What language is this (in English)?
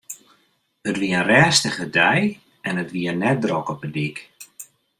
Western Frisian